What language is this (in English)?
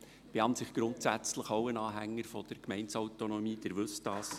Swiss German